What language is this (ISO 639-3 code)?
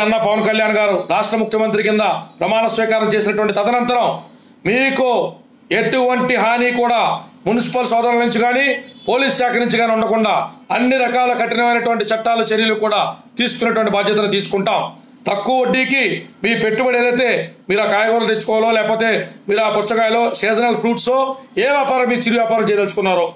tel